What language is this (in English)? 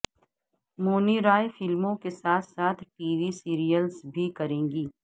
Urdu